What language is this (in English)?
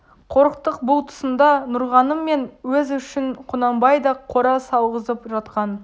Kazakh